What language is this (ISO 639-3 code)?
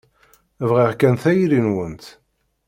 kab